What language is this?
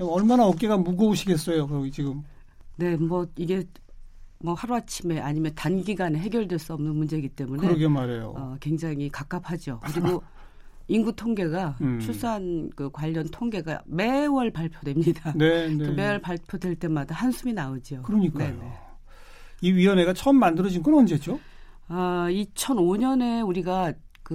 Korean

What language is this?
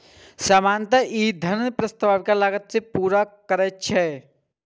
Maithili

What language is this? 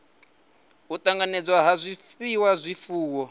Venda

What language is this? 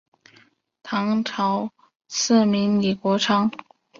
Chinese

